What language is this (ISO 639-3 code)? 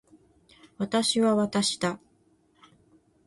jpn